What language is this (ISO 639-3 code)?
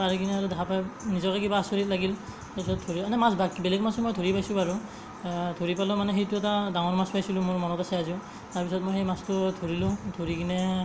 asm